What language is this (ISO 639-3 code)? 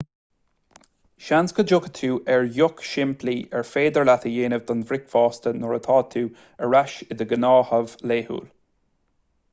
gle